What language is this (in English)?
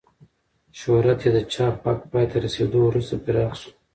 Pashto